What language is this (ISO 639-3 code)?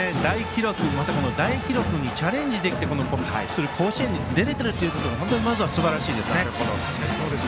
jpn